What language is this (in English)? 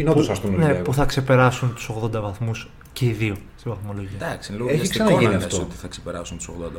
Greek